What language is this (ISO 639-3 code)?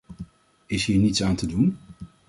nld